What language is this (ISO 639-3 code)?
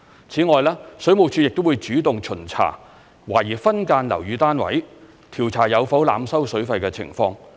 yue